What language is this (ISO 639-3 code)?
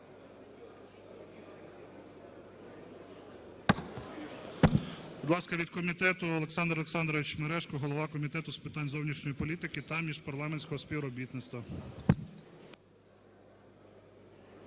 ukr